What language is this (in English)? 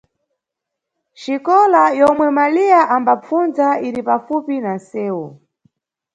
Nyungwe